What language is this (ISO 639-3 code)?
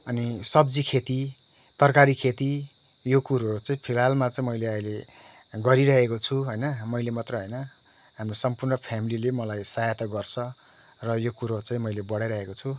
nep